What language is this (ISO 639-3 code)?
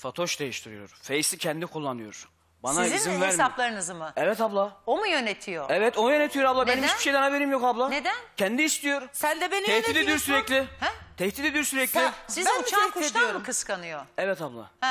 tur